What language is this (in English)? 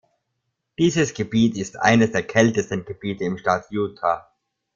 German